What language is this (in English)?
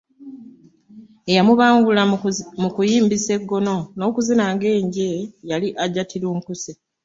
Ganda